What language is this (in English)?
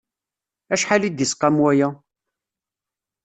Kabyle